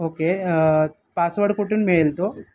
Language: Marathi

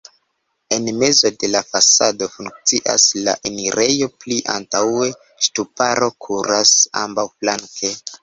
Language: Esperanto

